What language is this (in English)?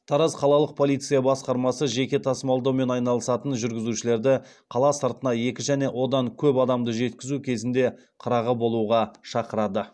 Kazakh